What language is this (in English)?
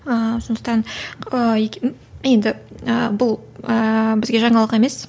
Kazakh